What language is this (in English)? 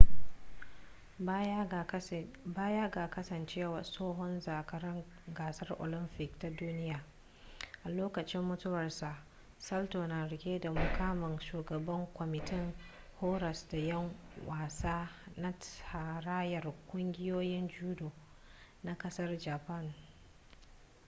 Hausa